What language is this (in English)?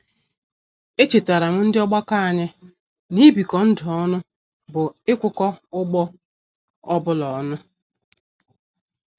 Igbo